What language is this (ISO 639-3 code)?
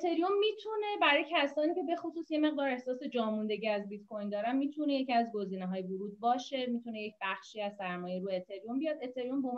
fas